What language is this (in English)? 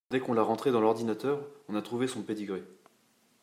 French